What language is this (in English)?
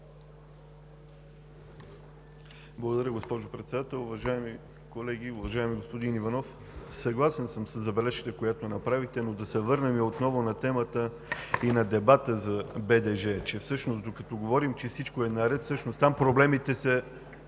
Bulgarian